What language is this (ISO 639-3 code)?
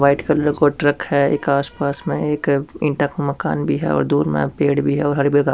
raj